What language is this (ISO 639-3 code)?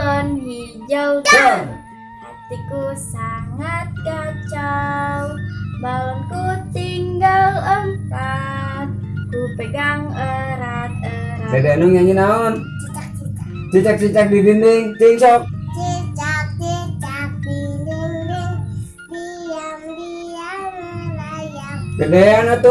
ind